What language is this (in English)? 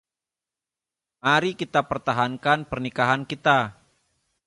Indonesian